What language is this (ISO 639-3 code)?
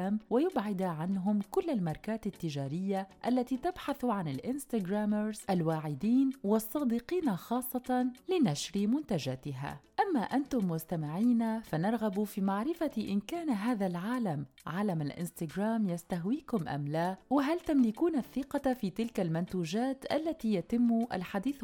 ara